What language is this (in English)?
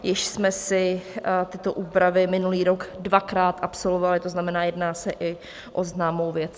Czech